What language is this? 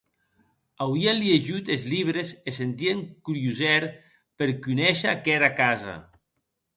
Occitan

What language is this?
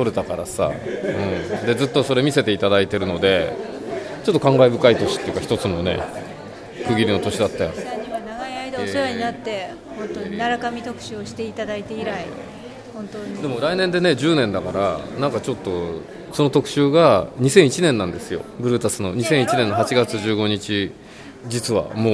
Japanese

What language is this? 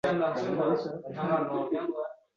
Uzbek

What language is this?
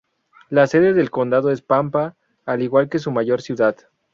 Spanish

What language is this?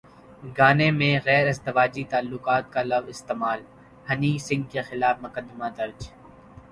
Urdu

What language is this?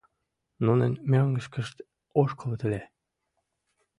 Mari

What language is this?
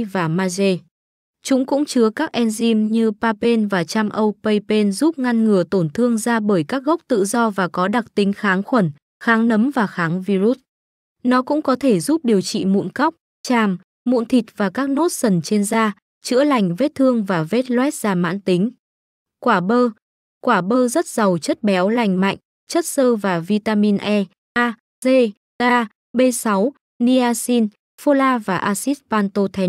Vietnamese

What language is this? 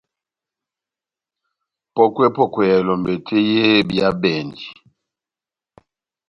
Batanga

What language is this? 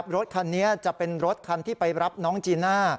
Thai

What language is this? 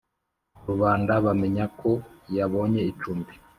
Kinyarwanda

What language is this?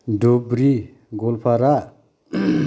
Bodo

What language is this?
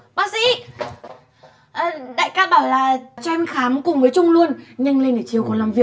Vietnamese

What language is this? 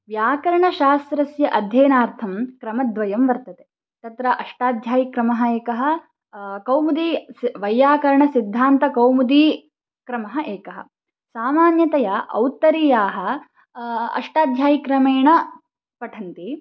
Sanskrit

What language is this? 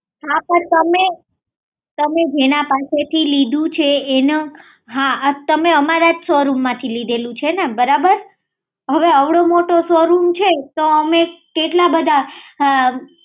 Gujarati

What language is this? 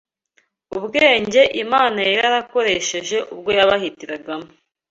Kinyarwanda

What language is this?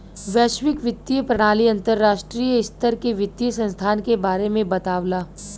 Bhojpuri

